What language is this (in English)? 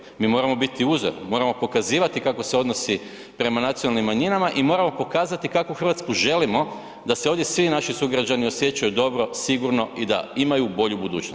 Croatian